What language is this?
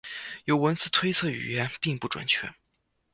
Chinese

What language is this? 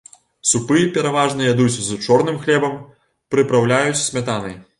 Belarusian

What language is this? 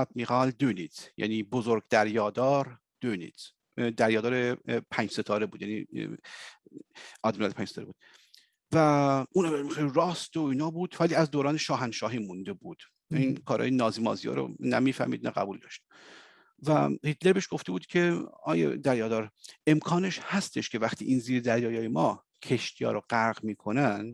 Persian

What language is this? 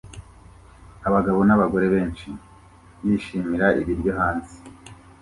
Kinyarwanda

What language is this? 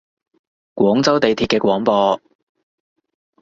Cantonese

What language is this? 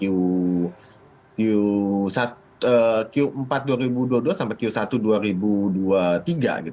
Indonesian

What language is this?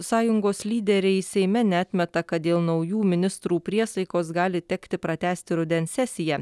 Lithuanian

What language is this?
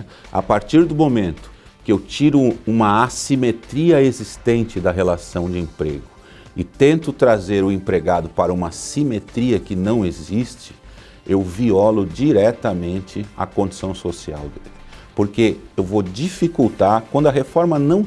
Portuguese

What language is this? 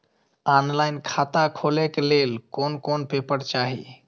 Maithili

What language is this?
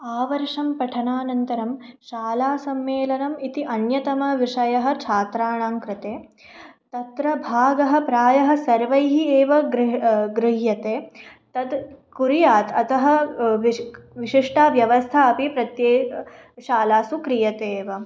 Sanskrit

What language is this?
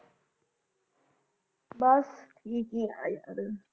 Punjabi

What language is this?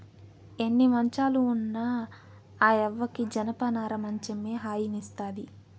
Telugu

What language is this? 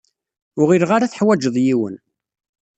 Kabyle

